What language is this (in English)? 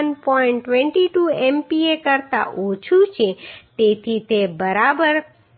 Gujarati